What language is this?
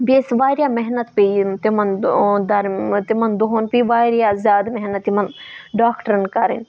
Kashmiri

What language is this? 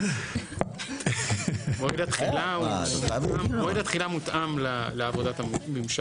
Hebrew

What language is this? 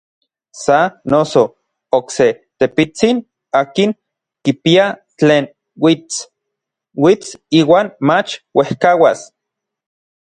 Orizaba Nahuatl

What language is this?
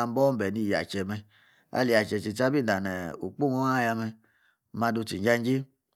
Yace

